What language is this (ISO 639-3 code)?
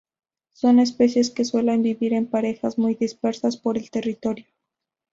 spa